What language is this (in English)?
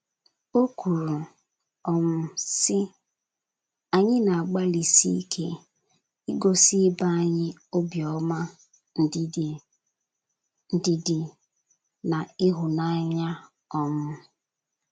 Igbo